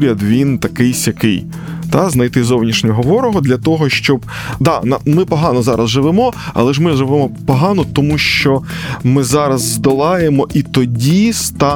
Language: Ukrainian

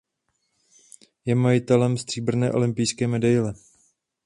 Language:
Czech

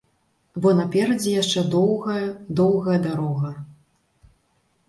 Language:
Belarusian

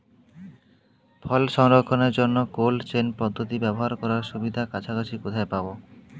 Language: Bangla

